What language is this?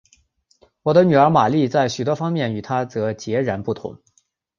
Chinese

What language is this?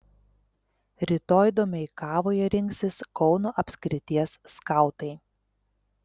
Lithuanian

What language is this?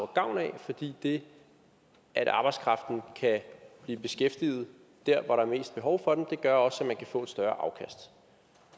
Danish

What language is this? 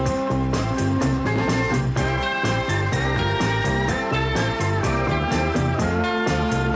Thai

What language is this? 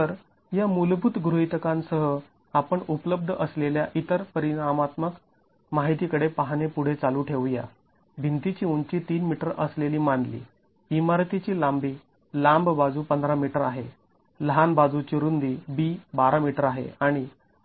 Marathi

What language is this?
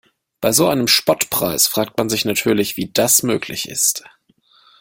German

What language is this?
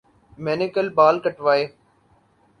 Urdu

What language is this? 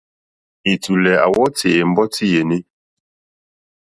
Mokpwe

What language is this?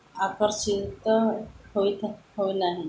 Odia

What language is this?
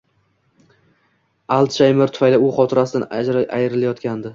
Uzbek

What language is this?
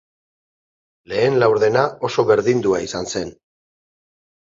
Basque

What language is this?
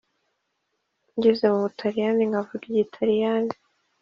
Kinyarwanda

